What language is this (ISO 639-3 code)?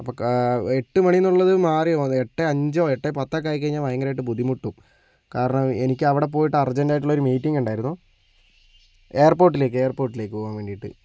mal